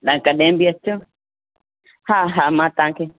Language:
Sindhi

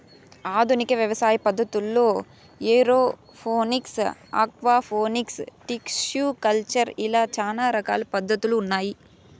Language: Telugu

